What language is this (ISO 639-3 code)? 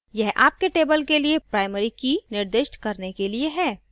hin